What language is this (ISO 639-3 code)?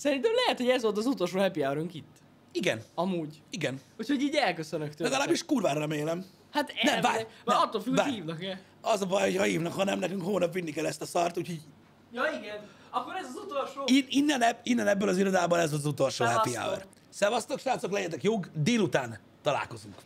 hun